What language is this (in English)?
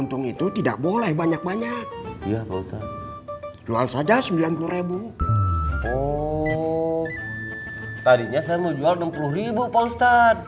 Indonesian